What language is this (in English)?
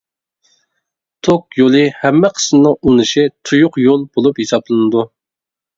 Uyghur